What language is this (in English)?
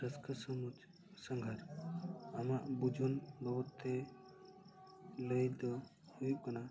Santali